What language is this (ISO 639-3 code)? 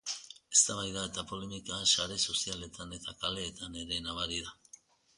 eus